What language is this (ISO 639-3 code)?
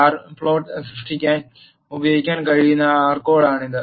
mal